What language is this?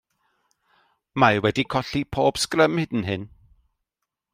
Welsh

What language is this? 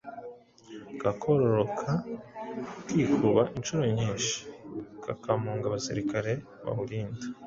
Kinyarwanda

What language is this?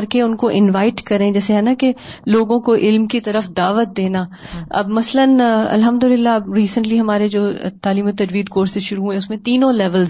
Urdu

